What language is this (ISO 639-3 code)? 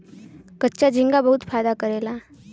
bho